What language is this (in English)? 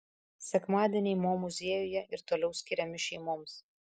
Lithuanian